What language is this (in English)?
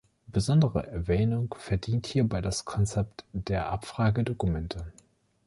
German